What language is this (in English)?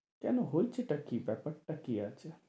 Bangla